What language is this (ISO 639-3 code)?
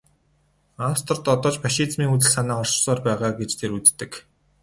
mon